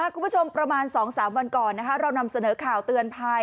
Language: Thai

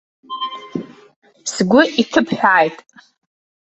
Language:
Abkhazian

